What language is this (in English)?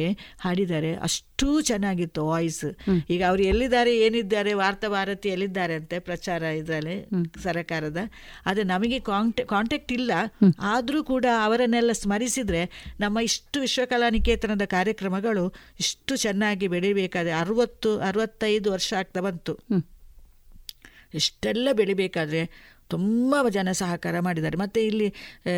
Kannada